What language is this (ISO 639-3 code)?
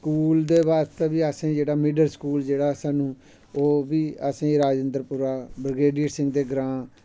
doi